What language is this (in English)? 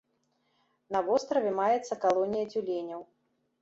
Belarusian